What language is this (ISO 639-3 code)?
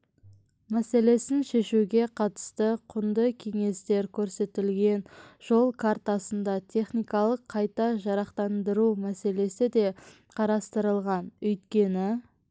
kaz